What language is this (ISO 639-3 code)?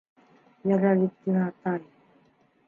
bak